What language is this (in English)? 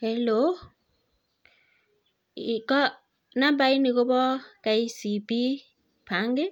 Kalenjin